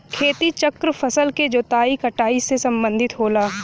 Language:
Bhojpuri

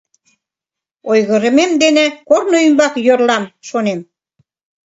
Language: Mari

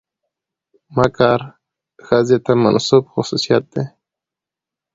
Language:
Pashto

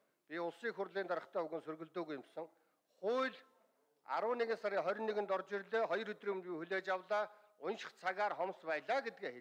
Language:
Arabic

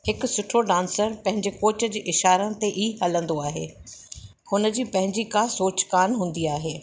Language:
Sindhi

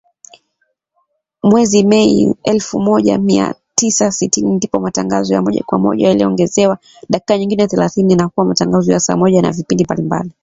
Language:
Swahili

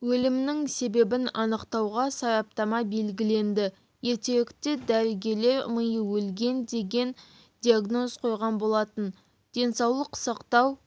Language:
Kazakh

